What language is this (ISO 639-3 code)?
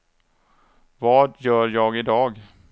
swe